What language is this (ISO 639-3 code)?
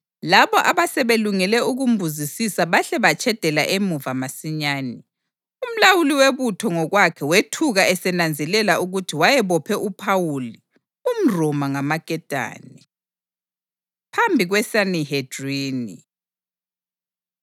nde